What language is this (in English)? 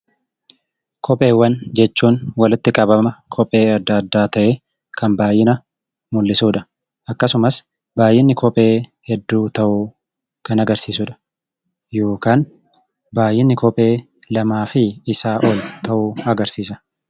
Oromo